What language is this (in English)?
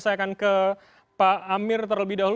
Indonesian